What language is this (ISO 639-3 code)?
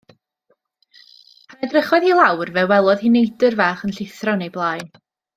cym